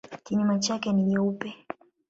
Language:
Swahili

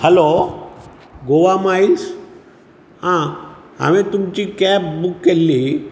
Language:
Konkani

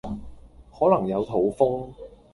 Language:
Cantonese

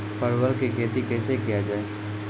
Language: Maithili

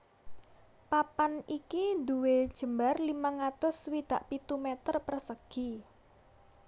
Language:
Javanese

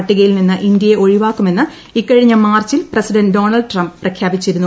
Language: Malayalam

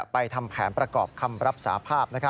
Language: Thai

